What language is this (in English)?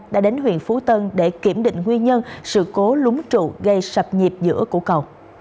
Vietnamese